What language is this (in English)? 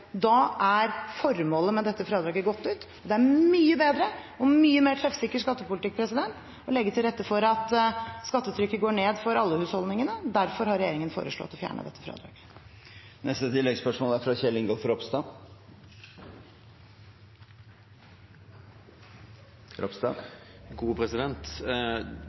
Norwegian